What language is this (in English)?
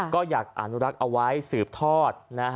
Thai